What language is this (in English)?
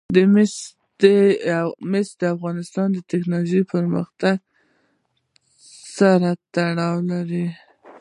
Pashto